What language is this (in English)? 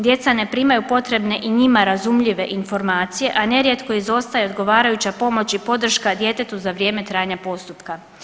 Croatian